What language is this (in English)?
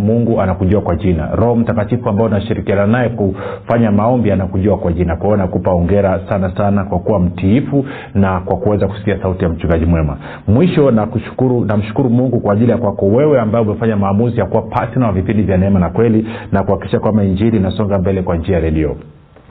Swahili